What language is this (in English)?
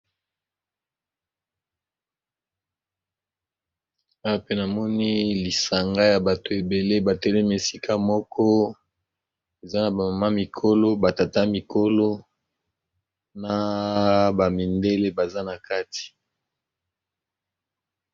Lingala